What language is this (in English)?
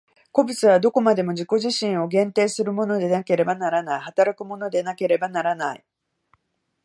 Japanese